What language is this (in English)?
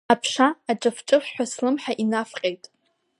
Abkhazian